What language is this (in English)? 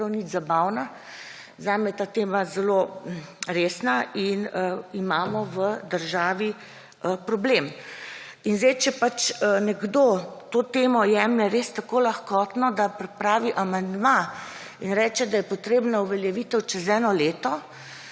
Slovenian